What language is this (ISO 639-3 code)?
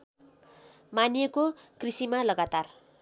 nep